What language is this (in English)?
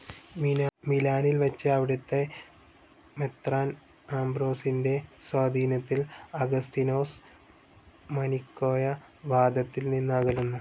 Malayalam